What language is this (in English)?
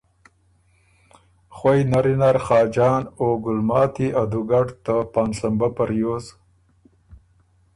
Ormuri